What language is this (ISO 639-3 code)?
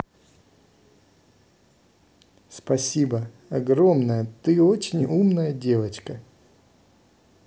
rus